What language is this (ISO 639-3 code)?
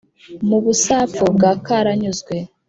kin